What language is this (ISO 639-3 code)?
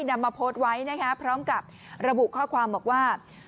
tha